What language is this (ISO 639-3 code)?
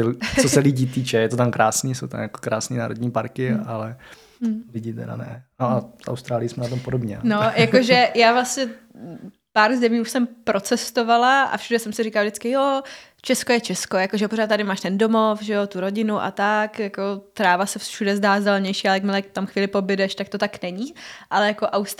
ces